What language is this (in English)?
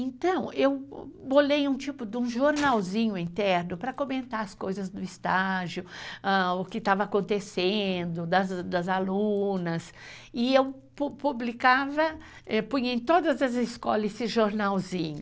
Portuguese